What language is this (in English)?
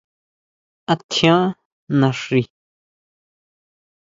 Huautla Mazatec